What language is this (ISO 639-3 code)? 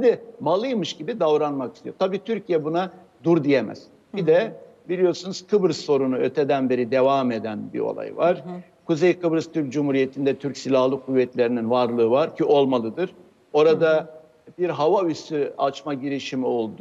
tur